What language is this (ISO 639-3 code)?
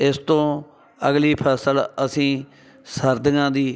pan